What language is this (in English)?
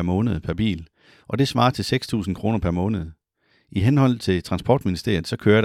Danish